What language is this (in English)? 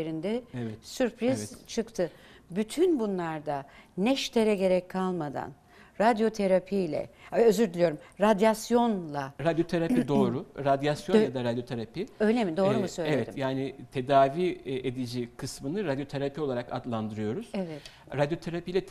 Turkish